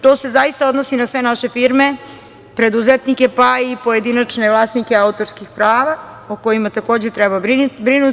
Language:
Serbian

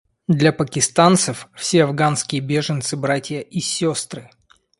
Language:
Russian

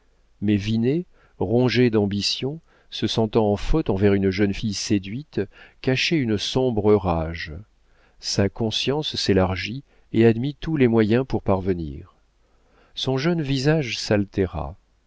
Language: French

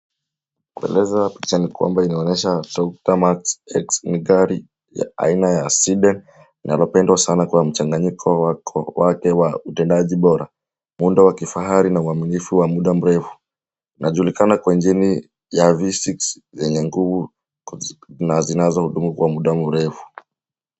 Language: Swahili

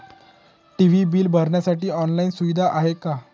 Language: Marathi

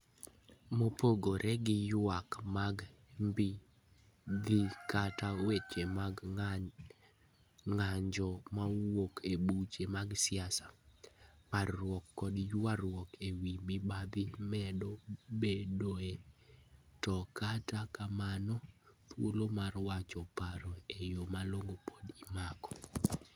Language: Luo (Kenya and Tanzania)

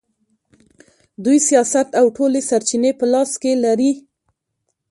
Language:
Pashto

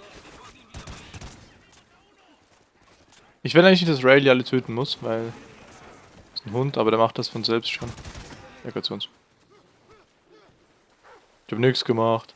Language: German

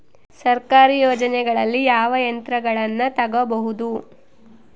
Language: Kannada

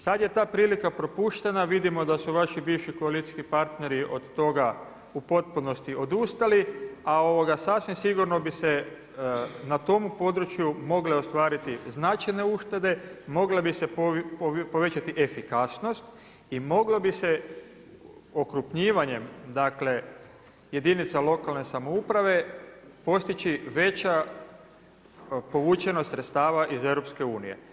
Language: Croatian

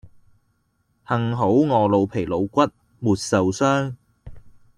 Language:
Cantonese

